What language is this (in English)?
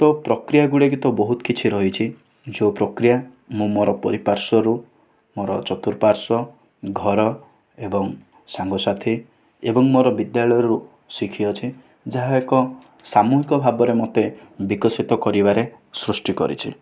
Odia